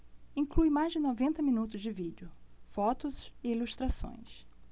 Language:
Portuguese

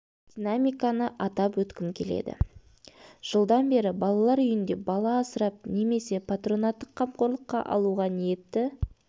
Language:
Kazakh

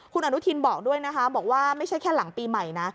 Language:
Thai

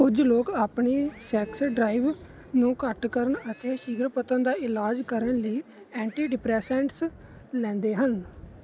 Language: Punjabi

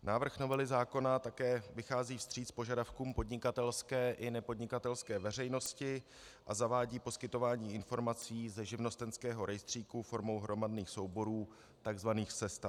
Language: Czech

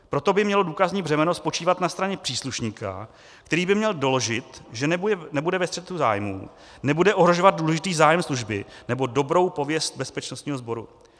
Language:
Czech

